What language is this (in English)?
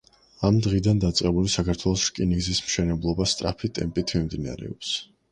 Georgian